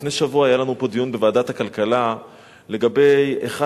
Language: Hebrew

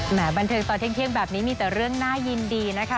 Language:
Thai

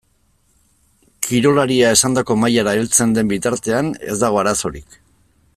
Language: Basque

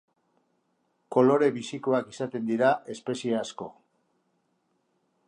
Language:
Basque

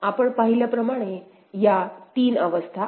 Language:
Marathi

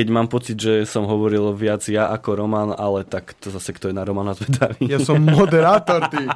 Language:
Slovak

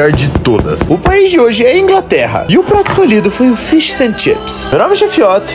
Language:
Portuguese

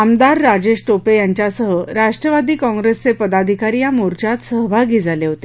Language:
Marathi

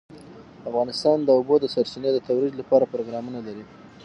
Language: Pashto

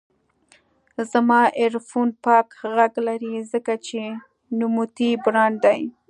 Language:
Pashto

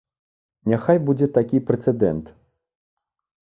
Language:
Belarusian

